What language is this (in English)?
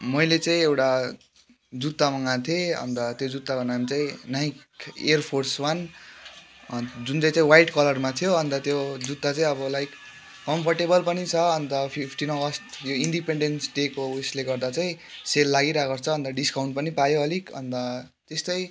Nepali